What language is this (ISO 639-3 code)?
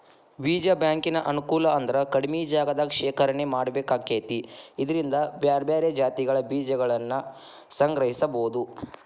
kan